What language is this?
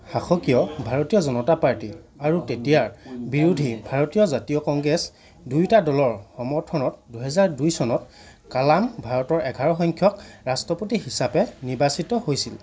Assamese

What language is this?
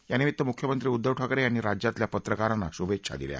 Marathi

